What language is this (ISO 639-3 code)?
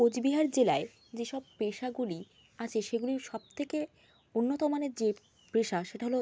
ben